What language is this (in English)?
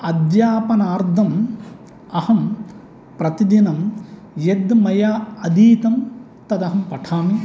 Sanskrit